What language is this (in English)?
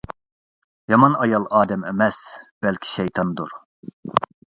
Uyghur